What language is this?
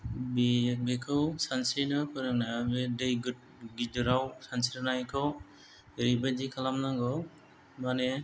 Bodo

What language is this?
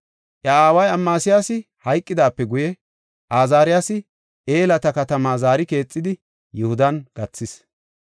Gofa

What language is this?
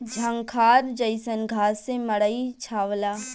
Bhojpuri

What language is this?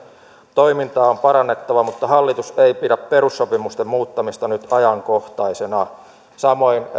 Finnish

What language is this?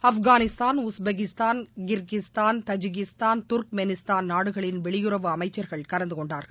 Tamil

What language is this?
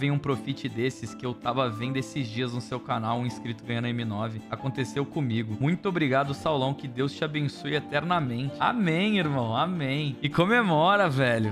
Portuguese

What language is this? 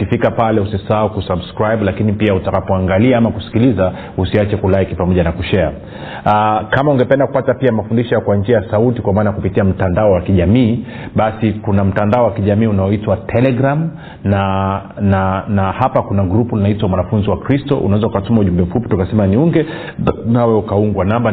Swahili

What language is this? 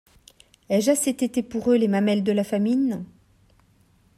French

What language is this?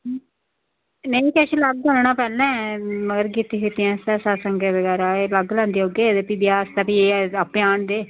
Dogri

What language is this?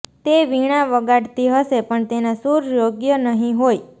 Gujarati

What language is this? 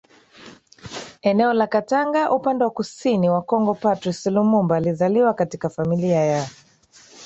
Swahili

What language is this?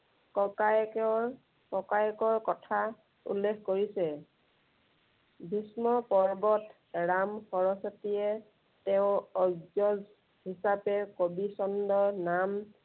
Assamese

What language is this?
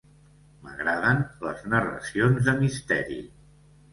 Catalan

